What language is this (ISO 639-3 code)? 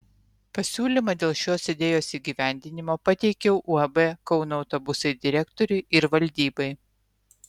lit